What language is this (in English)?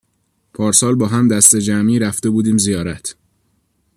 Persian